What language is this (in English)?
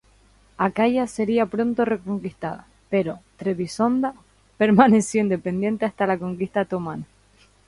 Spanish